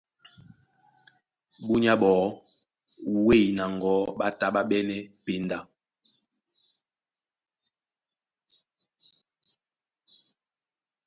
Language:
Duala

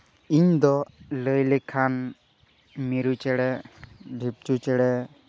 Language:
Santali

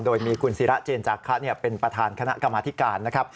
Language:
Thai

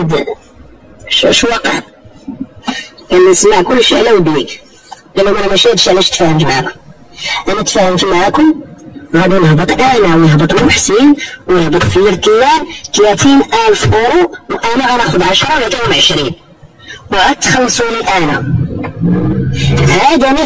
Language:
Arabic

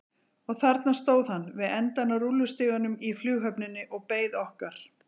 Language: Icelandic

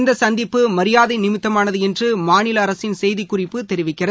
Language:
Tamil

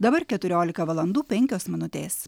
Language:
Lithuanian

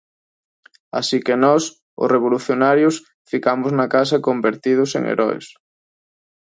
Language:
Galician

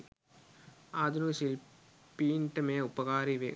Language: Sinhala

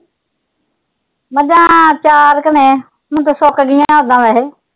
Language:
Punjabi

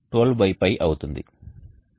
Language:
Telugu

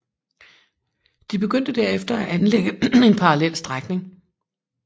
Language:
Danish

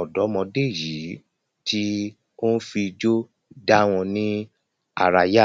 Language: Yoruba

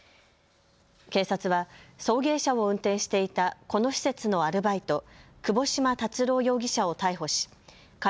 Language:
Japanese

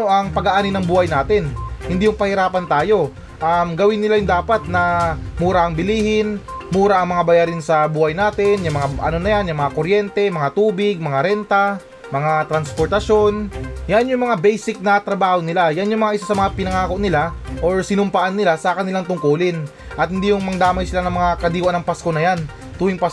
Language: Filipino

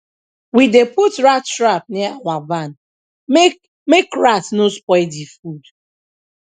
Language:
Nigerian Pidgin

